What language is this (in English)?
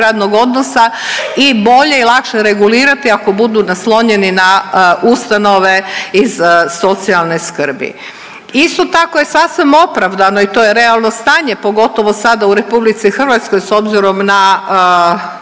Croatian